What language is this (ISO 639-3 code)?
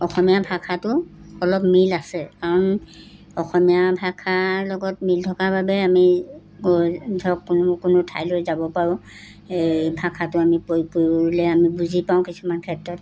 asm